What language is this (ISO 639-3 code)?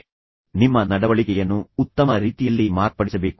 kan